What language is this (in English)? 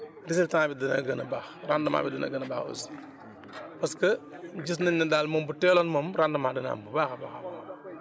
Wolof